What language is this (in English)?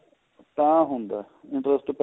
Punjabi